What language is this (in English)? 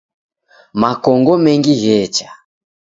Taita